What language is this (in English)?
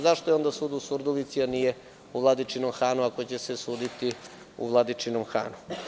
Serbian